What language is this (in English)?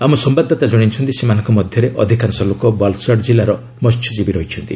Odia